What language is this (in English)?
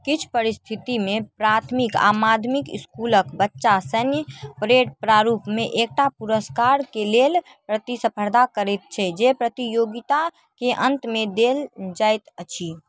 Maithili